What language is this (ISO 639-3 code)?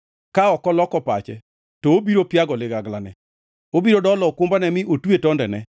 luo